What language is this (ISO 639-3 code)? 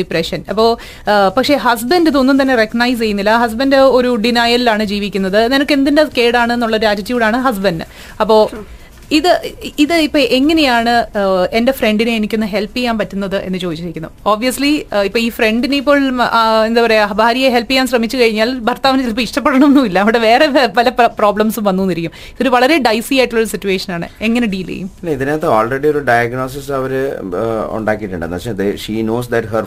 mal